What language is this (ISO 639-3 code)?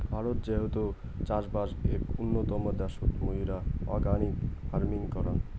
ben